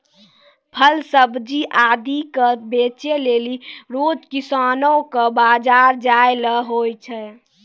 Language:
Maithili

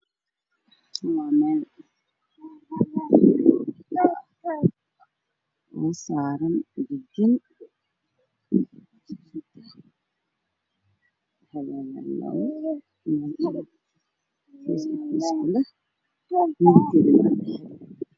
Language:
Somali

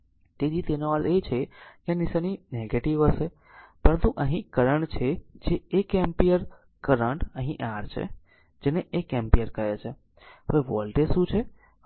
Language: Gujarati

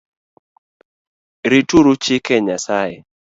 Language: Luo (Kenya and Tanzania)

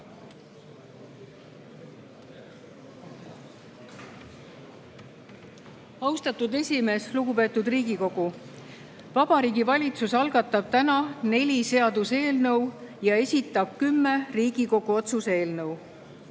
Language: Estonian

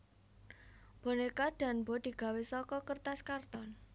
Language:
Javanese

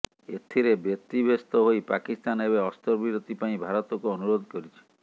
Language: Odia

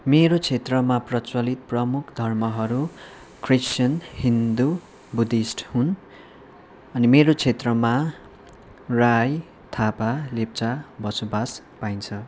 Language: Nepali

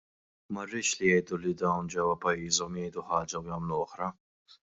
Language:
Maltese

